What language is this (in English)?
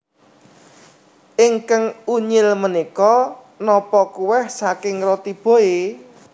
Javanese